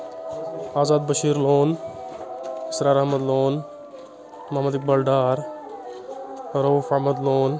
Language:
Kashmiri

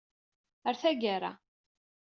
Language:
Kabyle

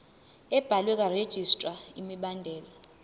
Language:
Zulu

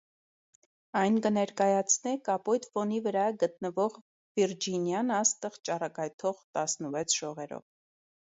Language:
Armenian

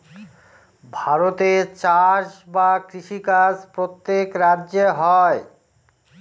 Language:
Bangla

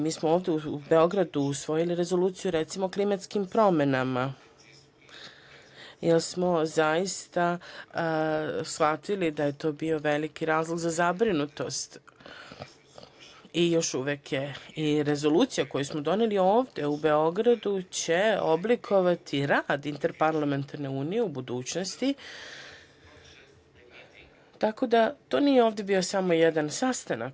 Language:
Serbian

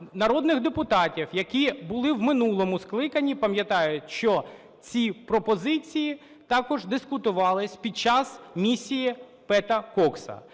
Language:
Ukrainian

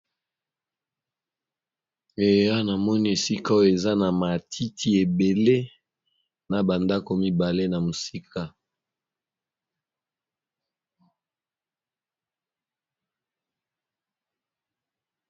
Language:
Lingala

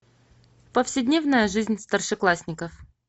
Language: Russian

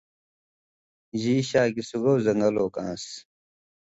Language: Indus Kohistani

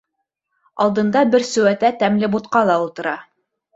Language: Bashkir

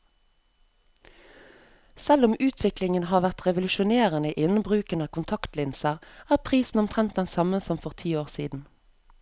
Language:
Norwegian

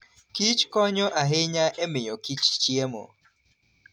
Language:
Luo (Kenya and Tanzania)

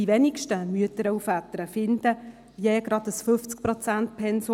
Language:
Swiss German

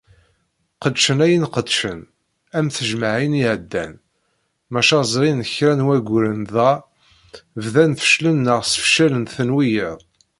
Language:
Kabyle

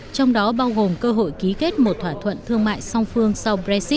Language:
Vietnamese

